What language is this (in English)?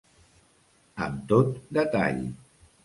Catalan